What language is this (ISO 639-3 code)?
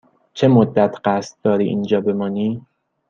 fas